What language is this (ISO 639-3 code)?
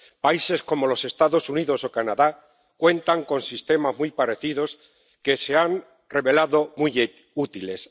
spa